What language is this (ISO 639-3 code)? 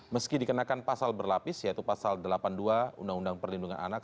ind